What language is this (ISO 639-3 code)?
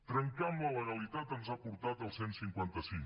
cat